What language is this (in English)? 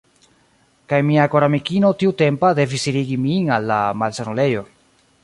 Esperanto